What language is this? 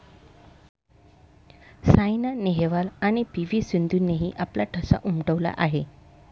Marathi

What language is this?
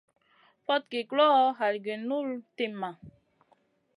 Masana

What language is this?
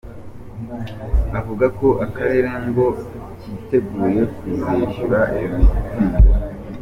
Kinyarwanda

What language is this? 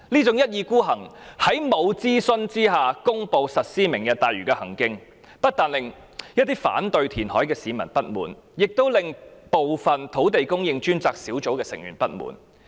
Cantonese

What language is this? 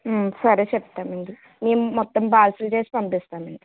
Telugu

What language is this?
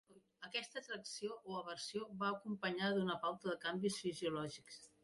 Catalan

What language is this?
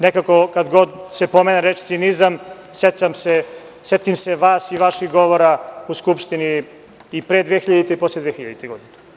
Serbian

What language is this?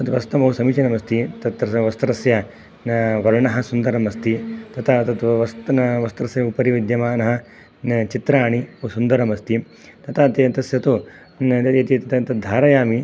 Sanskrit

